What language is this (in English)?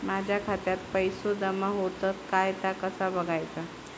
Marathi